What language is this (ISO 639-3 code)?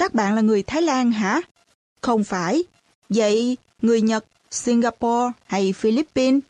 vie